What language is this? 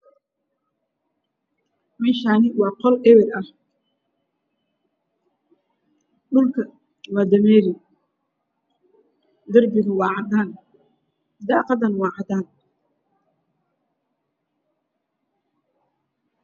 Somali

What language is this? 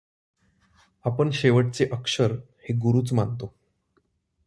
Marathi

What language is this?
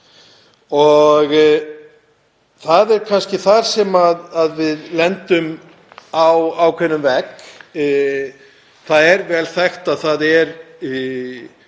Icelandic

